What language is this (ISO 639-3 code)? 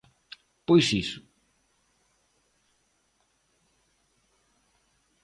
glg